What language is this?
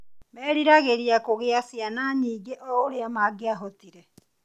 Kikuyu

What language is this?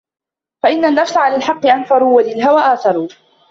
Arabic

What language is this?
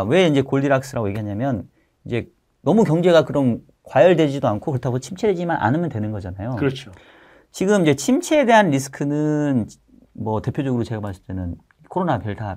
Korean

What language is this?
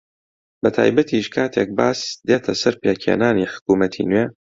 Central Kurdish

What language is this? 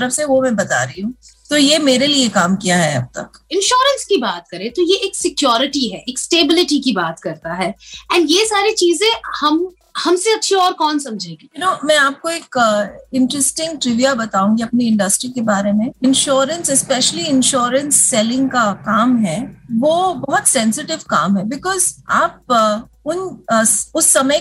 Hindi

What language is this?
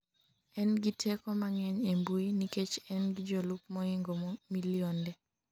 Luo (Kenya and Tanzania)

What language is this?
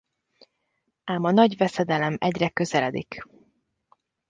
Hungarian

